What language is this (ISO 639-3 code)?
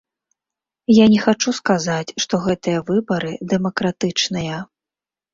bel